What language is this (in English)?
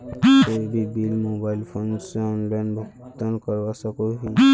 Magahi